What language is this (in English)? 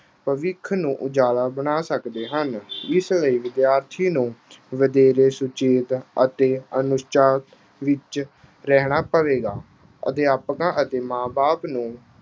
Punjabi